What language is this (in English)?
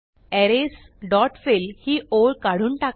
Marathi